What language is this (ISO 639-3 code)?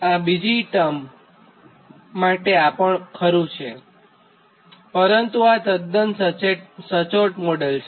guj